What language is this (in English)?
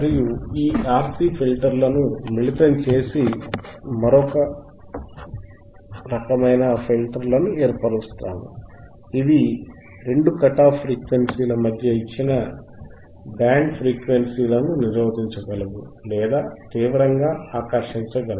Telugu